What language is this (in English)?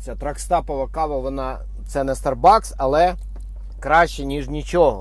Ukrainian